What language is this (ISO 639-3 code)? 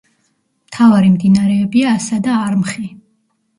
kat